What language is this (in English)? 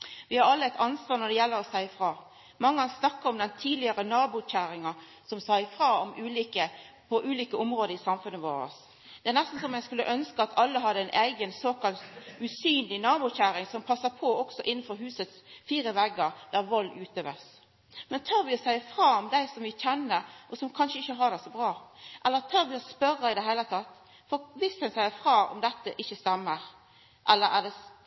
Norwegian Nynorsk